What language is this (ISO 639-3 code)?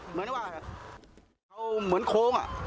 tha